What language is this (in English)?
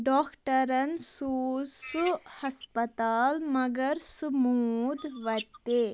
Kashmiri